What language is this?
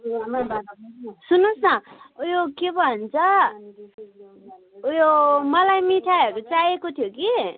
Nepali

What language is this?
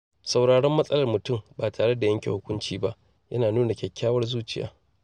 Hausa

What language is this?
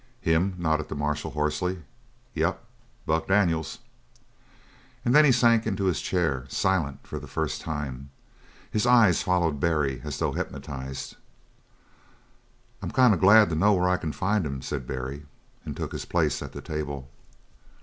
English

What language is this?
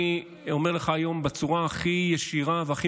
Hebrew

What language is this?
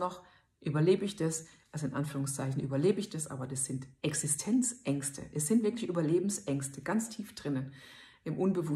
German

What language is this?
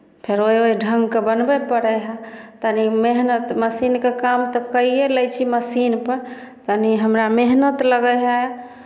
Maithili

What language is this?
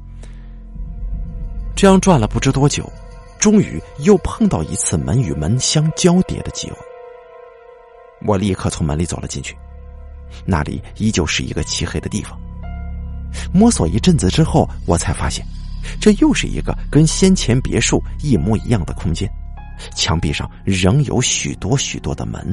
Chinese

